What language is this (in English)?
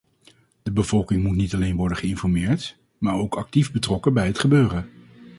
Dutch